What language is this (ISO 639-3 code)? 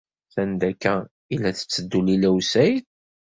kab